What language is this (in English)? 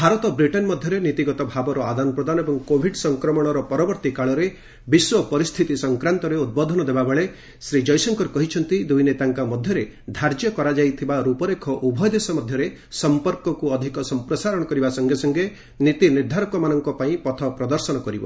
Odia